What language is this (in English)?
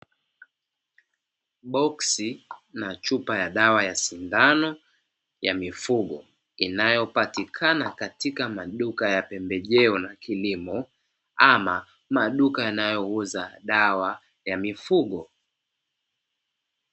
Swahili